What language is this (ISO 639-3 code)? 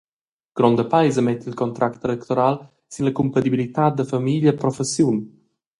roh